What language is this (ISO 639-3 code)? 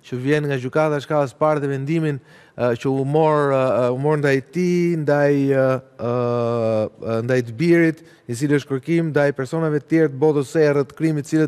ron